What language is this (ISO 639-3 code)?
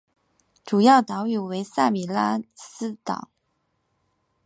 zho